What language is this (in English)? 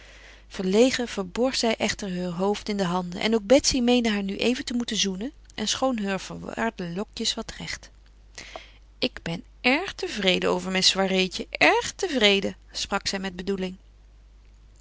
Dutch